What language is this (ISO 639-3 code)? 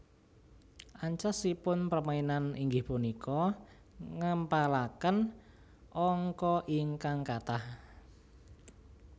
jav